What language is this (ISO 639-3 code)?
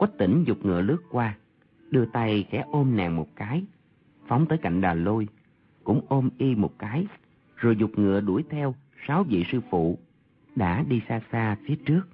vie